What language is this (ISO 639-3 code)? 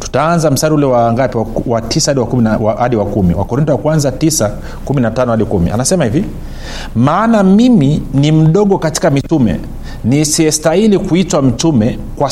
swa